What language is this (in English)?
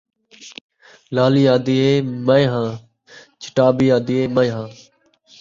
Saraiki